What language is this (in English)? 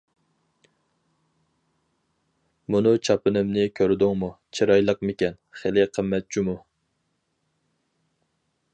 Uyghur